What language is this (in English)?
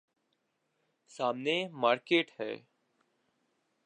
Urdu